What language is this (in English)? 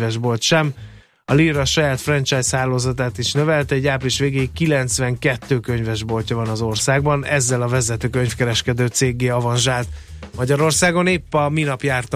Hungarian